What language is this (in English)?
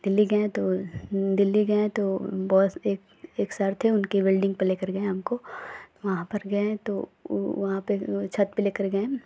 Hindi